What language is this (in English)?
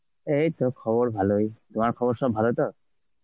Bangla